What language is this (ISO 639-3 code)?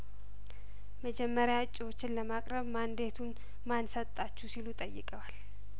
amh